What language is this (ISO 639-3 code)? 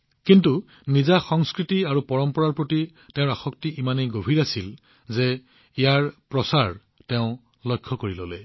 asm